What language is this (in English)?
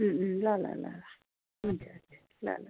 Nepali